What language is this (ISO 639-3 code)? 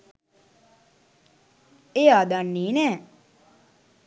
sin